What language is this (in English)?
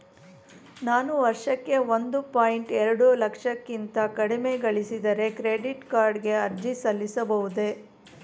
Kannada